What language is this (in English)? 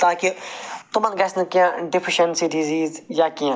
Kashmiri